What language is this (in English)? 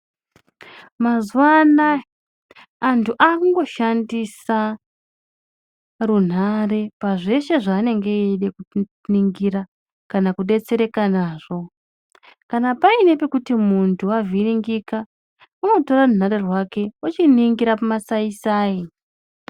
Ndau